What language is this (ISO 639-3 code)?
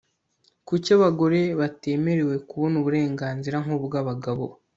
kin